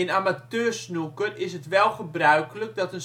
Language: Dutch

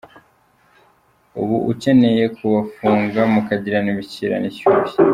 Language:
Kinyarwanda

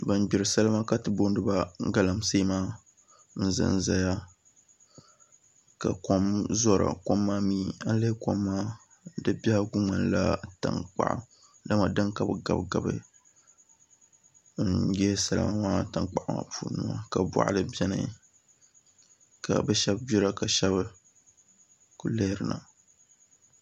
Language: Dagbani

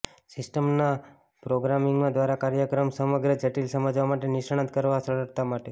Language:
Gujarati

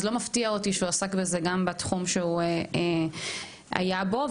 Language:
Hebrew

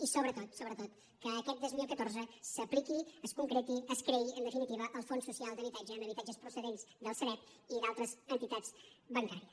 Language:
Catalan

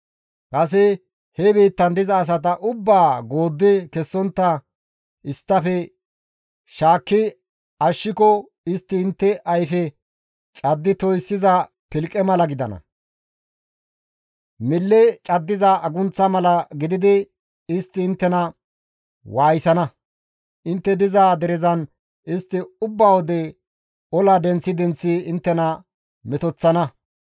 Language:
Gamo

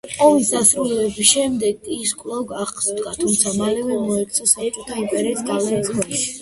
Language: Georgian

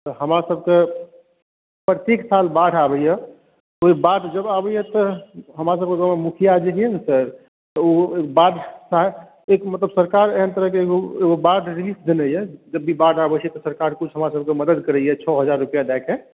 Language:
Maithili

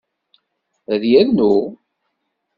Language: Kabyle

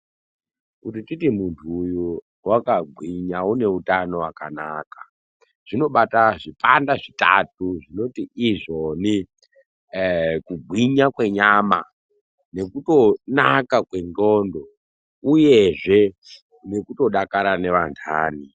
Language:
Ndau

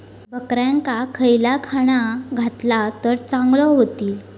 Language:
Marathi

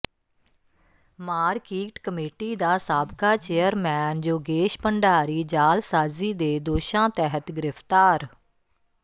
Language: Punjabi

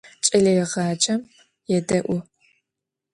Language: Adyghe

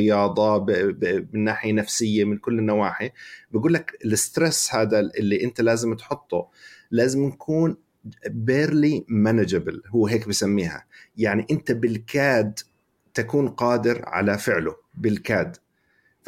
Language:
Arabic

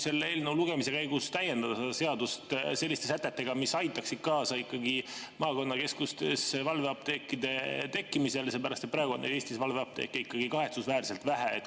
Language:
Estonian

